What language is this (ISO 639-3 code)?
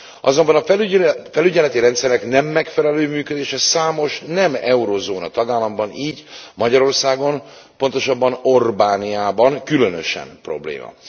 hun